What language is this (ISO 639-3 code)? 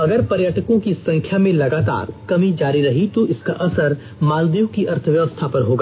hin